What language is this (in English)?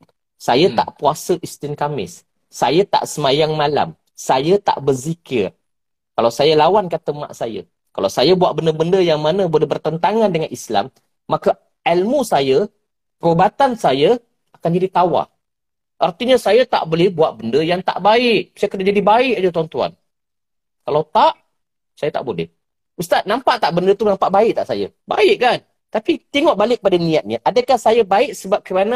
Malay